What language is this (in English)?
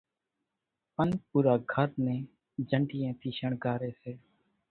Kachi Koli